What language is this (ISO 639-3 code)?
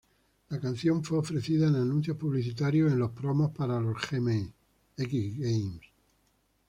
spa